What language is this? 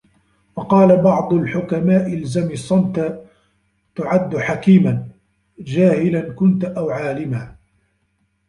Arabic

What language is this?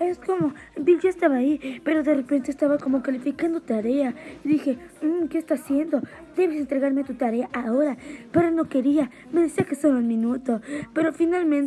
Spanish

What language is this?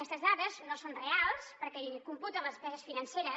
Catalan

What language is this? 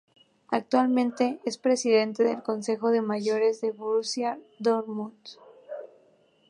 Spanish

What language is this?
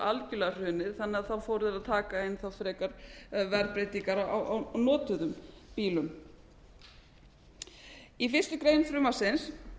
Icelandic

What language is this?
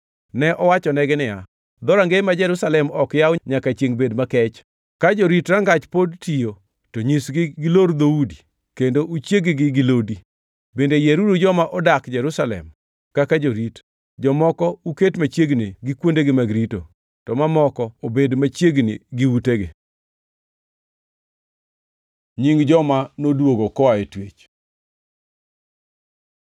Luo (Kenya and Tanzania)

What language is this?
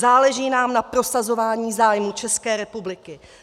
Czech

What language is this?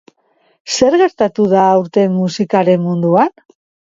Basque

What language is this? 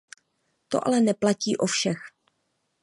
Czech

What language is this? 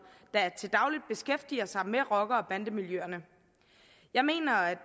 Danish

